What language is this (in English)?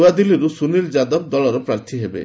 Odia